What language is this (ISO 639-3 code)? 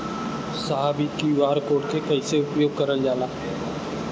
bho